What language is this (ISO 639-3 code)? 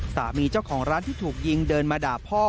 tha